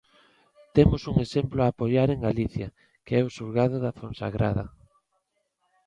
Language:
Galician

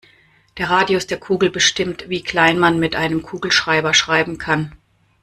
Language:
German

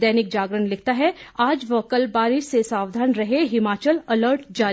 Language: Hindi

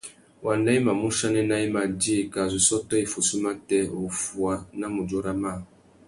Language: Tuki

